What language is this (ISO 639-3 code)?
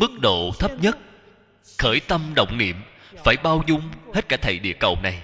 vie